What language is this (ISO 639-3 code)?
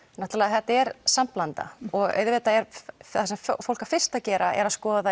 isl